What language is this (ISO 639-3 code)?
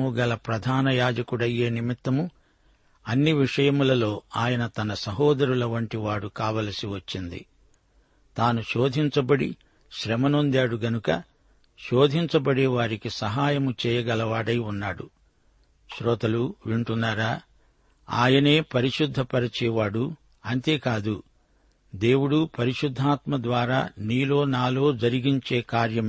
tel